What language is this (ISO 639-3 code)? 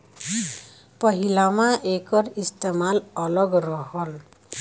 bho